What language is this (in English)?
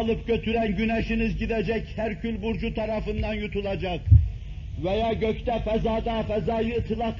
Turkish